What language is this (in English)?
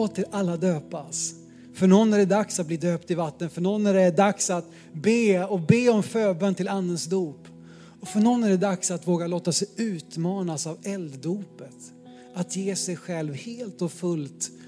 Swedish